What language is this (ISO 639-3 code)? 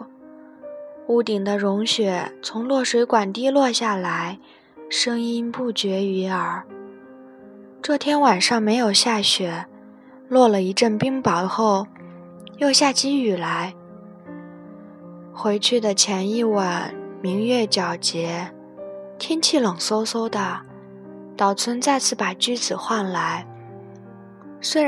zho